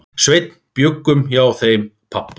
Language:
Icelandic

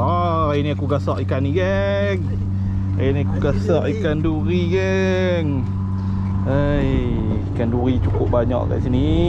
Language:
Malay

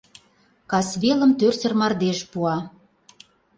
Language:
Mari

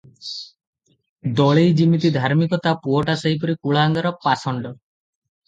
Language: Odia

